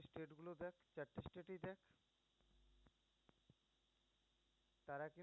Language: Bangla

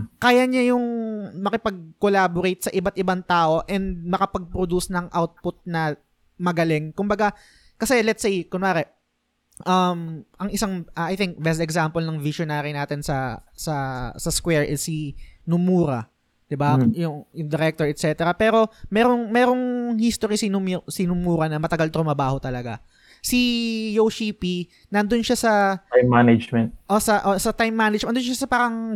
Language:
Filipino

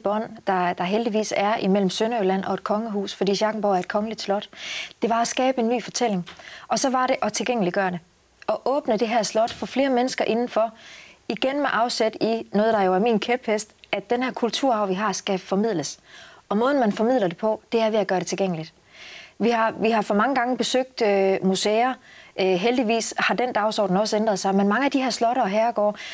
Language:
Danish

